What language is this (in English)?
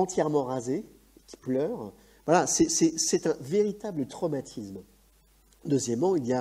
French